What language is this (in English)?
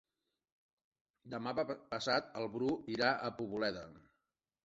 Catalan